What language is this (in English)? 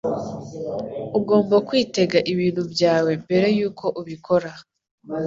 Kinyarwanda